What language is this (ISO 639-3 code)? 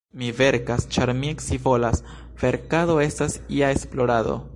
epo